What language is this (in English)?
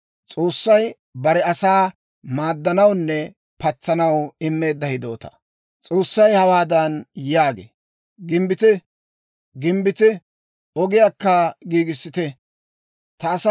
Dawro